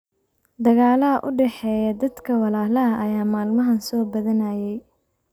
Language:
Somali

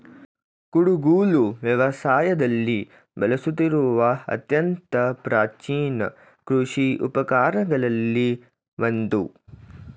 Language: Kannada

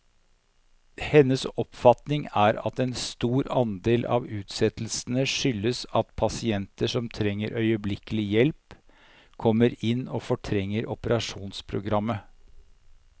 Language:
Norwegian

